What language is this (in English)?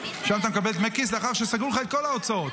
Hebrew